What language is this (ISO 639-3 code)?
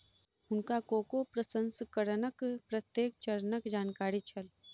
mai